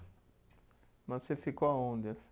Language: Portuguese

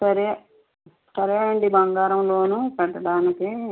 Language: Telugu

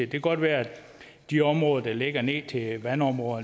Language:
Danish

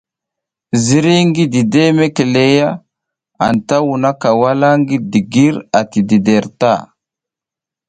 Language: South Giziga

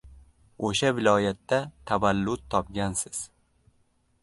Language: Uzbek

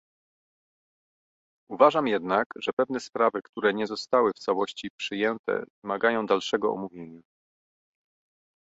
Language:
Polish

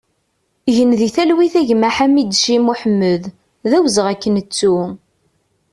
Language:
Kabyle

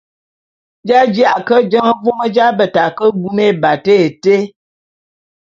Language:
Bulu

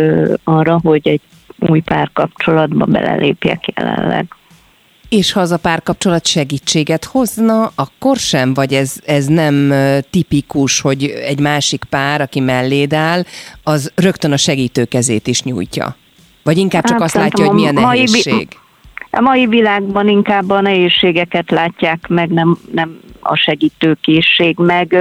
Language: Hungarian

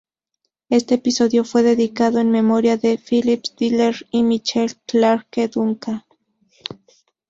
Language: Spanish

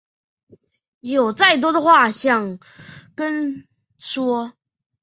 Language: Chinese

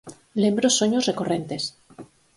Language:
Galician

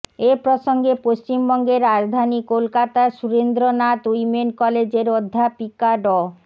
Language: Bangla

